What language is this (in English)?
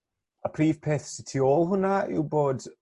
Welsh